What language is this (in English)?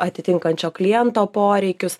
Lithuanian